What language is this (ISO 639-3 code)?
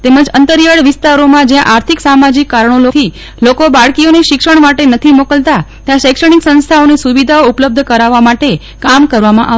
guj